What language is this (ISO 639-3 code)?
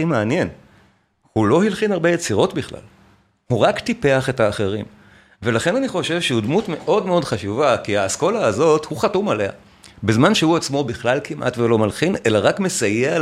heb